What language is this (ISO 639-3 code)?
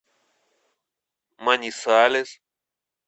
rus